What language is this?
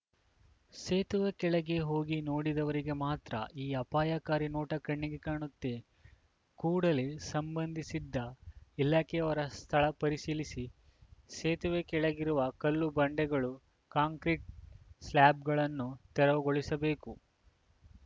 Kannada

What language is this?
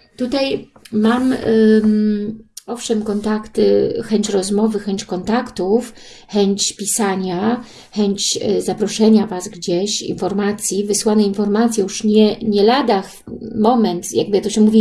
Polish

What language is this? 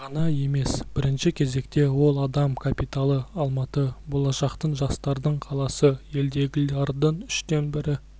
Kazakh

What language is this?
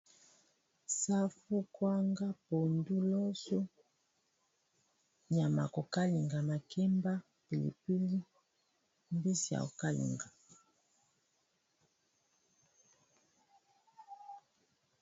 Lingala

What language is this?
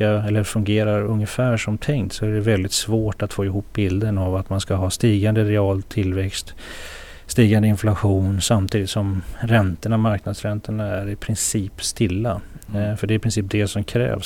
Swedish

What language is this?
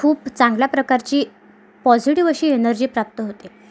Marathi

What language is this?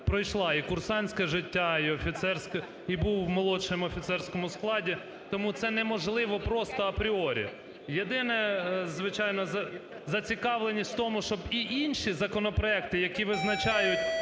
Ukrainian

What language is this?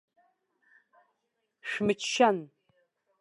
Abkhazian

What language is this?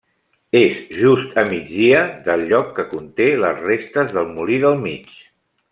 Catalan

